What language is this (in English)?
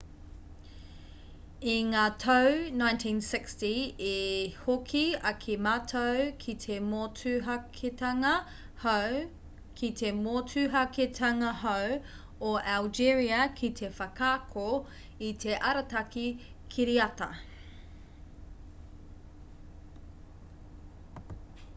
Māori